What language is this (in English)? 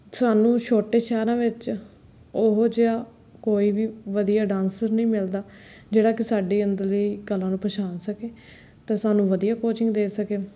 Punjabi